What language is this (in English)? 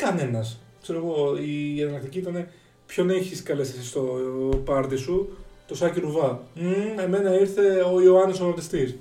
Greek